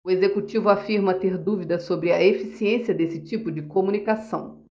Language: Portuguese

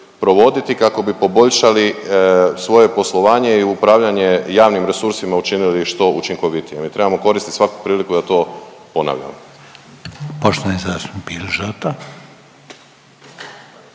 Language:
Croatian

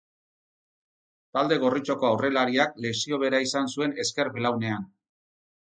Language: Basque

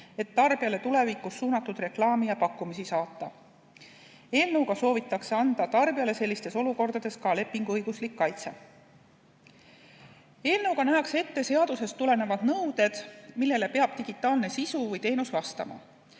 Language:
Estonian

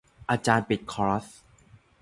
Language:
Thai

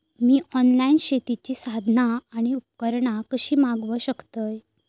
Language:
Marathi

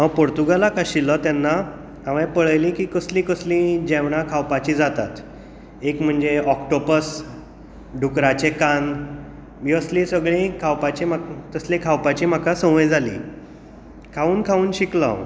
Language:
Konkani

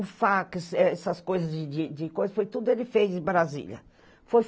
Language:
Portuguese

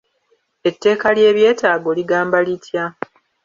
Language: Ganda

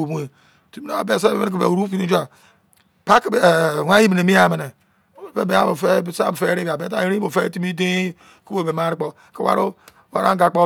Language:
Izon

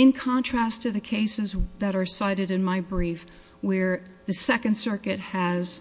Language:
English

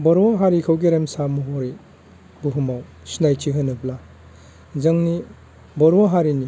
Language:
Bodo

